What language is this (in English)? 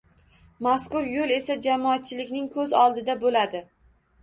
Uzbek